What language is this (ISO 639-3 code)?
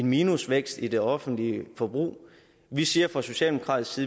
dan